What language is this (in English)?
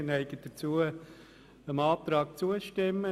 Swiss German